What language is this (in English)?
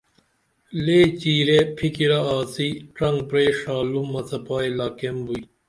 Dameli